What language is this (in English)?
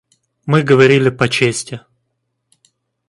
Russian